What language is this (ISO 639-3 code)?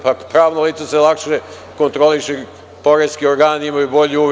srp